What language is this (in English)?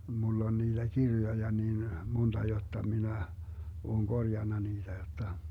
Finnish